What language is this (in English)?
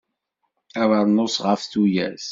Kabyle